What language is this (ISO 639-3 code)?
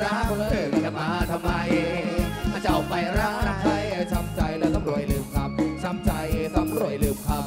tha